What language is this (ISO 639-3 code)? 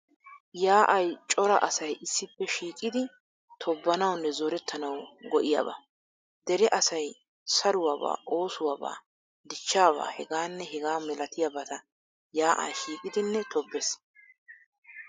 wal